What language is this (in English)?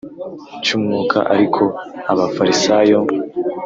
Kinyarwanda